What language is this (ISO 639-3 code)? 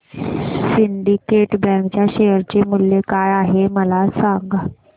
mar